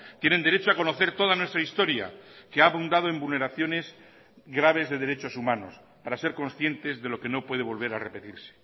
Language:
Spanish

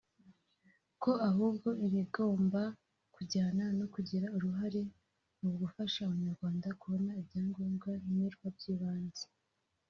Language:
Kinyarwanda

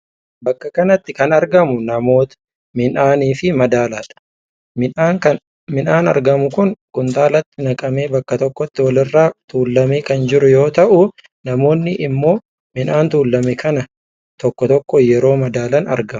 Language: Oromo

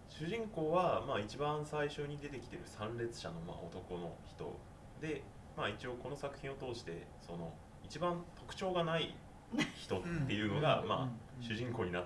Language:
Japanese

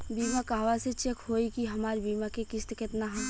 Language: Bhojpuri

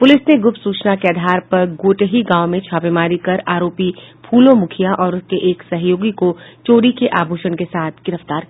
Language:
Hindi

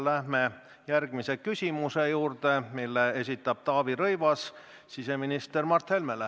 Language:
Estonian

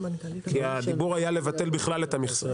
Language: Hebrew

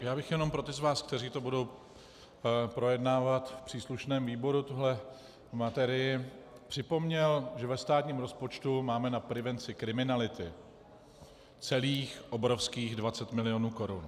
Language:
Czech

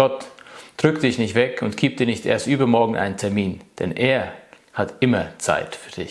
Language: German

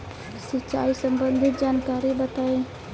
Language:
Bhojpuri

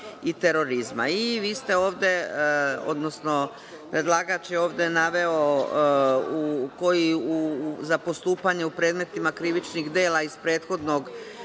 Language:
Serbian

